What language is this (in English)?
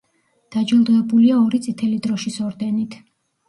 Georgian